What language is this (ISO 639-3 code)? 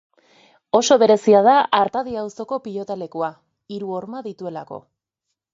eus